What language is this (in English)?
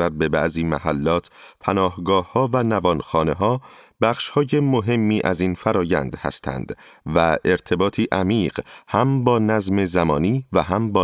Persian